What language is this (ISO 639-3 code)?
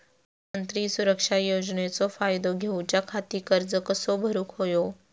mar